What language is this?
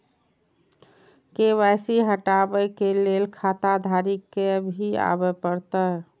Maithili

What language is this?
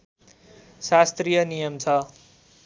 Nepali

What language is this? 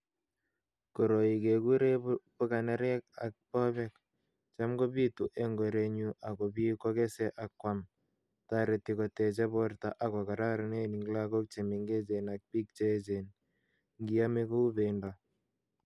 Kalenjin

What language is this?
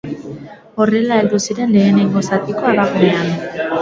Basque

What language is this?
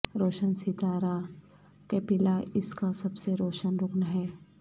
Urdu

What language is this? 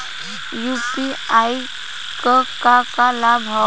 Bhojpuri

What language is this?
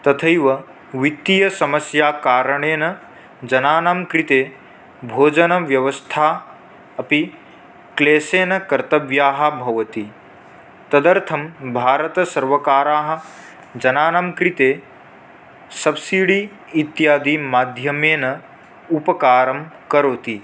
Sanskrit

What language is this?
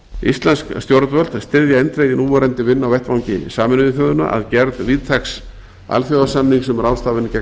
Icelandic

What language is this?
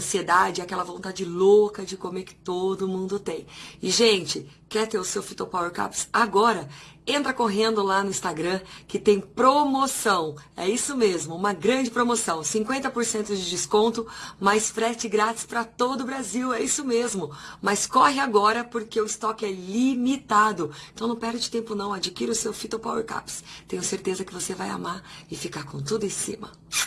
Portuguese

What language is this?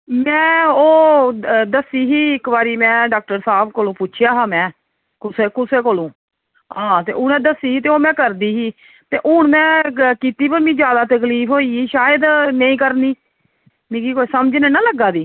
Dogri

